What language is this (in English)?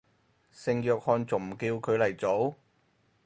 Cantonese